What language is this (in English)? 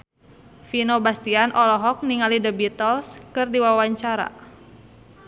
Sundanese